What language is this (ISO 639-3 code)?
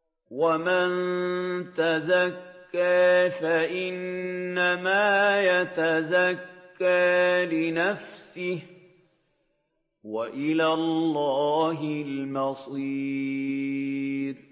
ara